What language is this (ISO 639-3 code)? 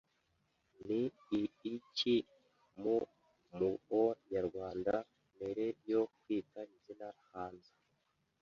kin